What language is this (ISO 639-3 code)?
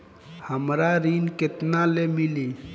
bho